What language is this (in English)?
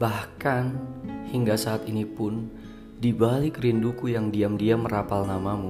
Indonesian